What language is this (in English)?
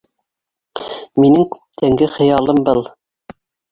Bashkir